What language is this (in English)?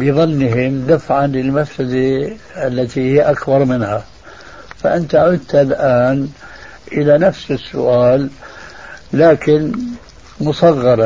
Arabic